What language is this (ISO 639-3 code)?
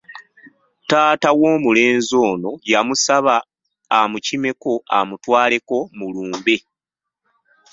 lug